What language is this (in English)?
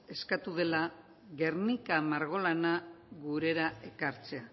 Basque